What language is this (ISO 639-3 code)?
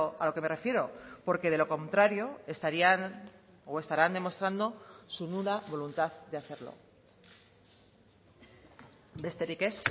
spa